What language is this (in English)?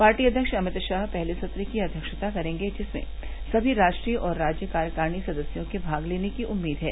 Hindi